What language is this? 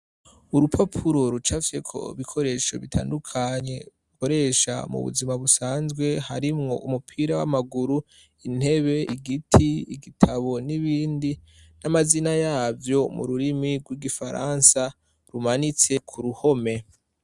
Rundi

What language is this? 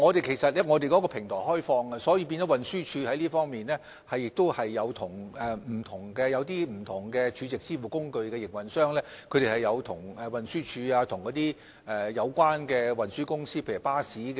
Cantonese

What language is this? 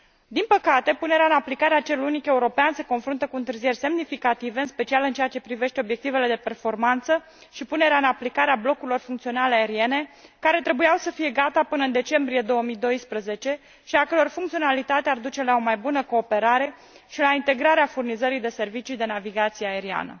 Romanian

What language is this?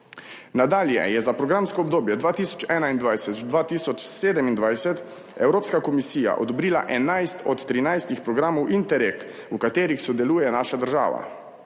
Slovenian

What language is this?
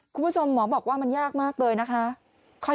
Thai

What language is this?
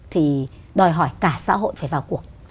Vietnamese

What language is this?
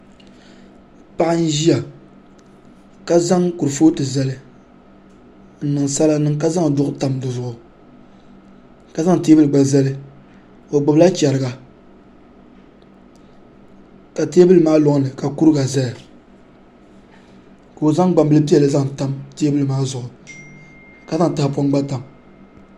Dagbani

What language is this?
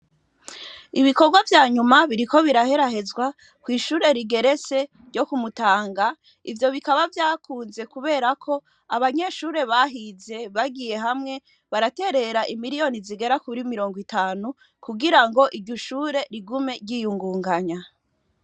Rundi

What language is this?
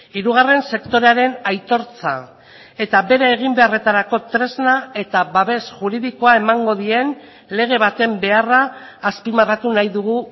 Basque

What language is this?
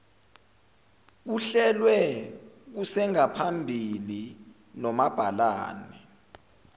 Zulu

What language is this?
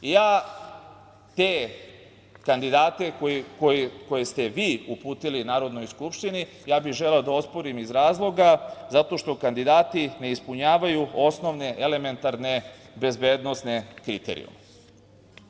Serbian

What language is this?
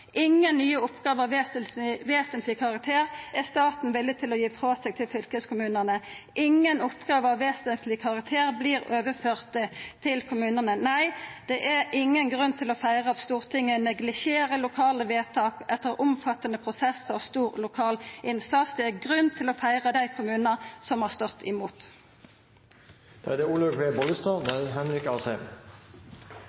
Norwegian Nynorsk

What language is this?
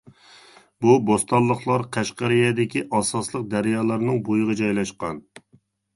Uyghur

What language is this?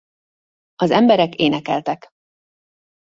Hungarian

